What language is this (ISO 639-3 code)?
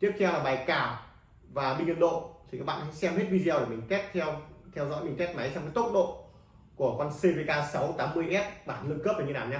vie